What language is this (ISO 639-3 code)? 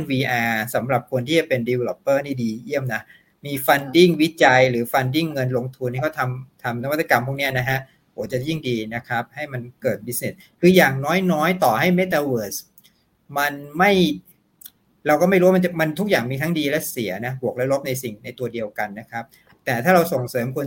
tha